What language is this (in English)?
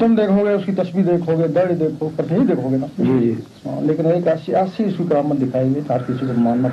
Urdu